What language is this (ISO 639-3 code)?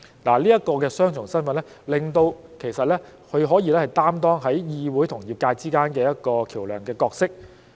yue